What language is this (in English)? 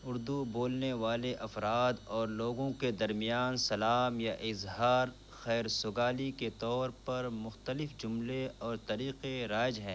Urdu